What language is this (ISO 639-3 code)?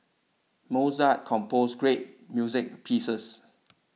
eng